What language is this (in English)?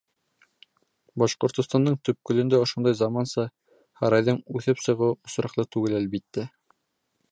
Bashkir